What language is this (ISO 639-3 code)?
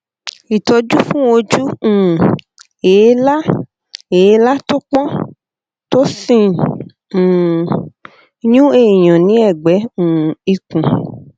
yor